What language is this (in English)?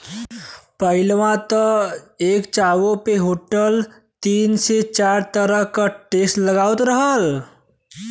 Bhojpuri